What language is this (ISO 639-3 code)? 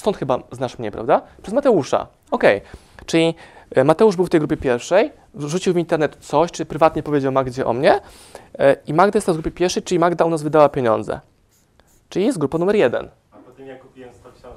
pol